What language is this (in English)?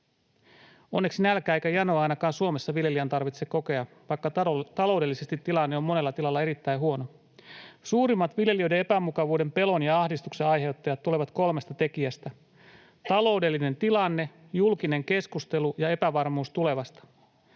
Finnish